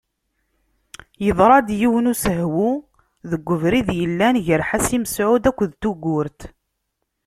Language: Kabyle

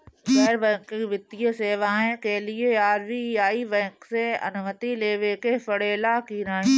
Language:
Bhojpuri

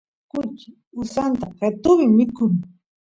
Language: Santiago del Estero Quichua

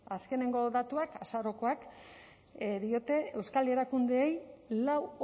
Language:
Basque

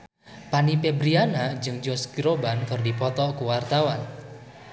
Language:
Sundanese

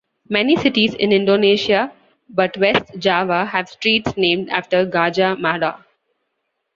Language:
English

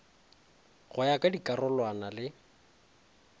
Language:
Northern Sotho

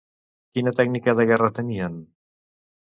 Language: Catalan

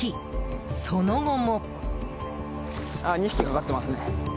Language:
Japanese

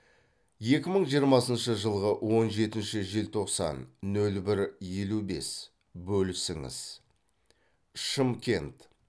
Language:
Kazakh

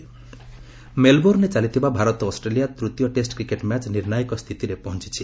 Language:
Odia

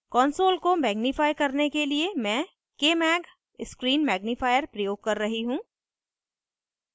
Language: Hindi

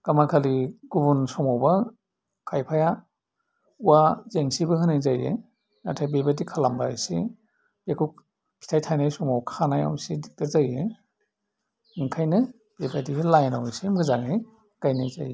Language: Bodo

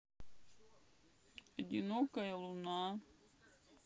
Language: Russian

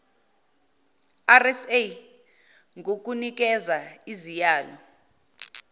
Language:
Zulu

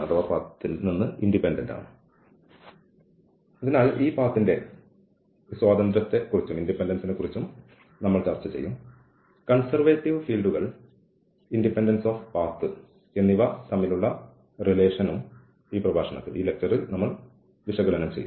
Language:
Malayalam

